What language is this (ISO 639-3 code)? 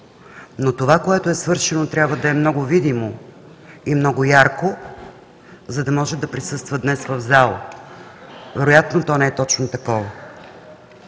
bul